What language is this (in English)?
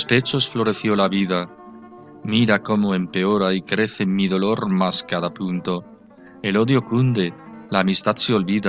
Spanish